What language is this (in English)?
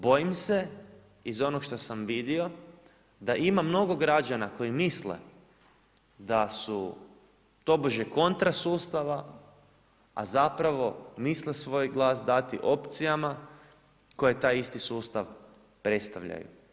Croatian